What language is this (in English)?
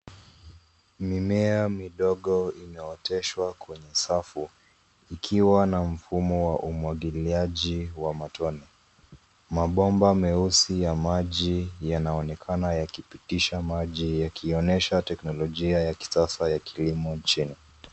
Swahili